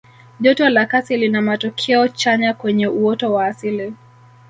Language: Swahili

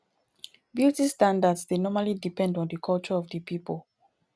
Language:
Nigerian Pidgin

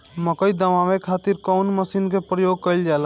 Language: Bhojpuri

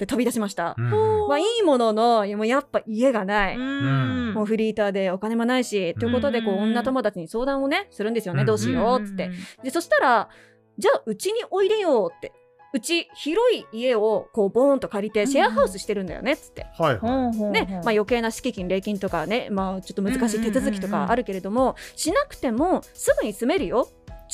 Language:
Japanese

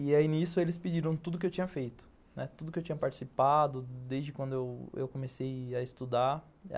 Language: Portuguese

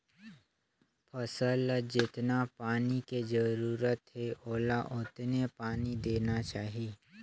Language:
Chhattisgarhi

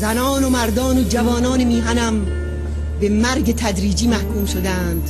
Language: Persian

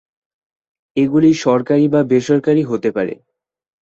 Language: Bangla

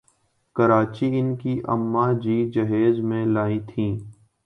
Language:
Urdu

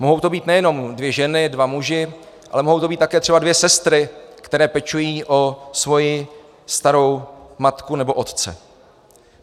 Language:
Czech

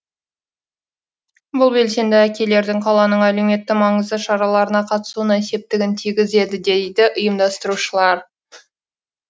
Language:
Kazakh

